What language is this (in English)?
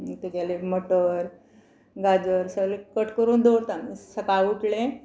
Konkani